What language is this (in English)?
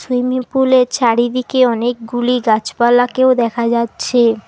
Bangla